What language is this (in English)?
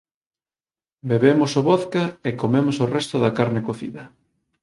Galician